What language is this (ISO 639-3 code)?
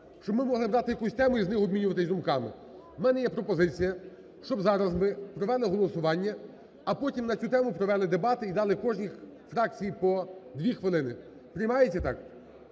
ukr